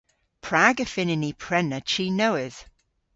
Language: Cornish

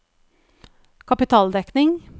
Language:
Norwegian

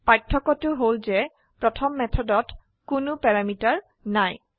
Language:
Assamese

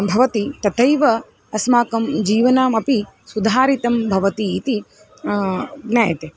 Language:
Sanskrit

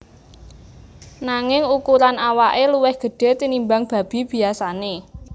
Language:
Javanese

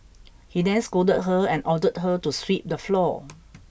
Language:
English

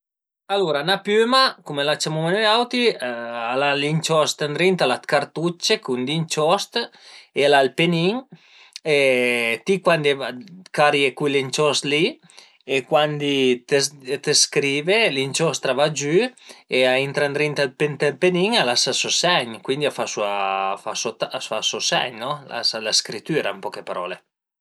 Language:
Piedmontese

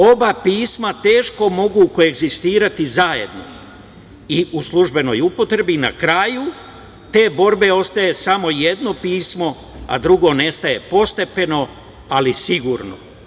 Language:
Serbian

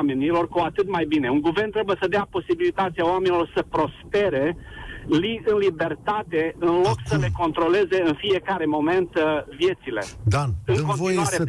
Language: Romanian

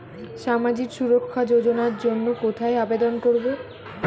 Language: Bangla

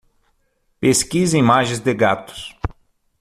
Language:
Portuguese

